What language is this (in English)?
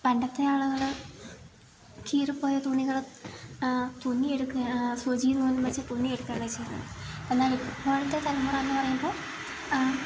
Malayalam